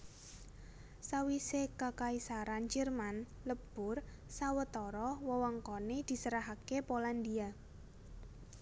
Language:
Javanese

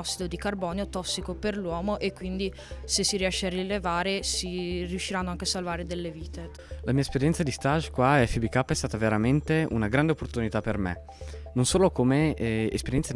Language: Italian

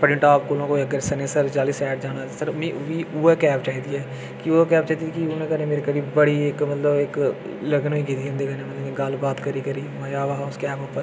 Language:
Dogri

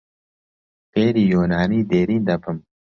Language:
Central Kurdish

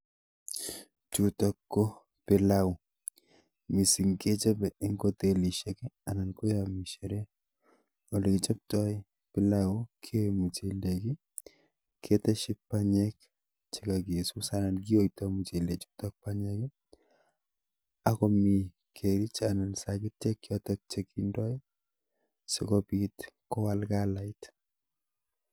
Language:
Kalenjin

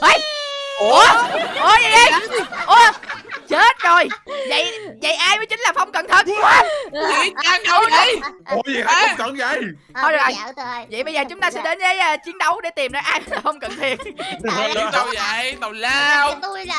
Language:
Vietnamese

